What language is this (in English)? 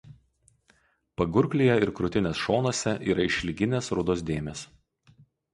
Lithuanian